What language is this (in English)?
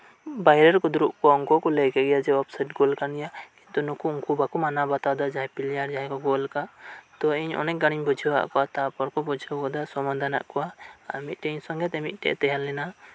Santali